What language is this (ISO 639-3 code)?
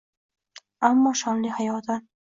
uzb